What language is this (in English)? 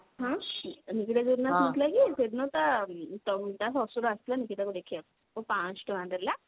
Odia